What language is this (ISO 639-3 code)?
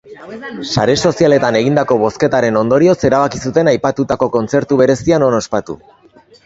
eus